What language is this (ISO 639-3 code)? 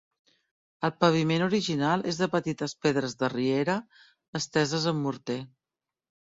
cat